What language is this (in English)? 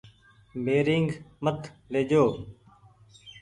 Goaria